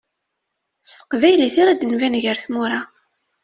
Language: Kabyle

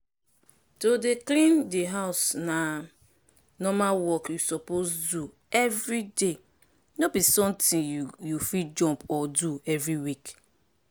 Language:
Nigerian Pidgin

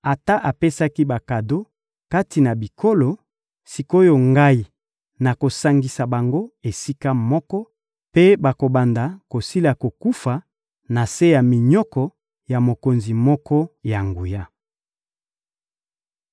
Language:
Lingala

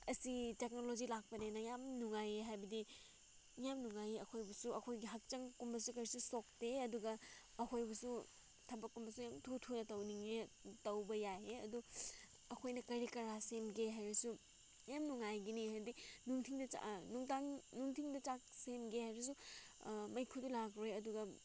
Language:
Manipuri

